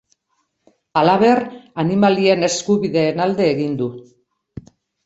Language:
Basque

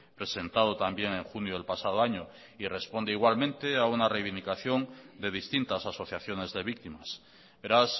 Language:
Spanish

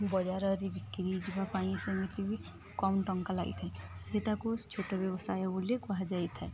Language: Odia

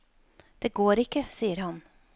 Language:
Norwegian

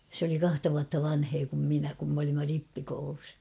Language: Finnish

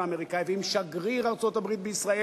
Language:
Hebrew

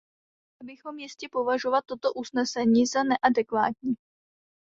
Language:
Czech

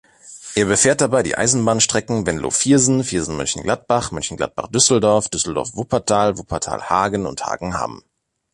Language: German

